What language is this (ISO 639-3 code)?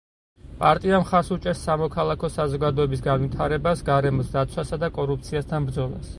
kat